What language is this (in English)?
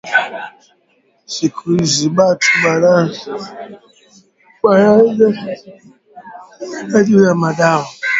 Swahili